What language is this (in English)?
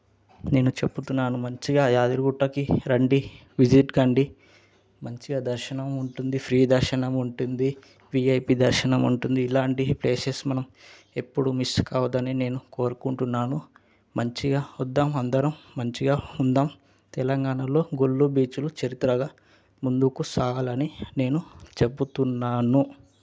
Telugu